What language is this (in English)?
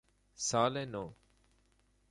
Persian